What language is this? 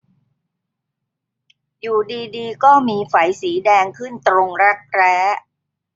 Thai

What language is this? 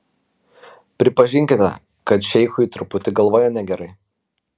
Lithuanian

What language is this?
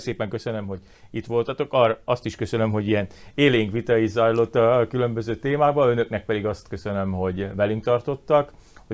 Hungarian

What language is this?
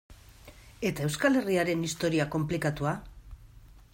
Basque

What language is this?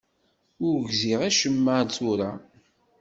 Kabyle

